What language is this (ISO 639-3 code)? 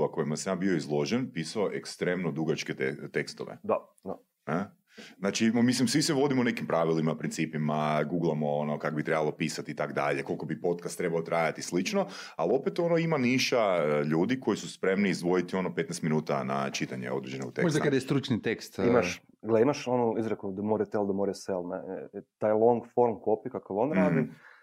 hrv